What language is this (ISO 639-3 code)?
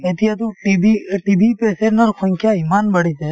asm